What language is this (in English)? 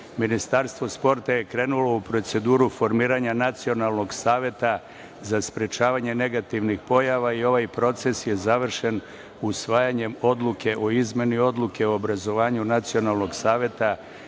Serbian